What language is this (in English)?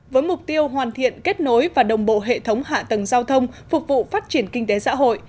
Vietnamese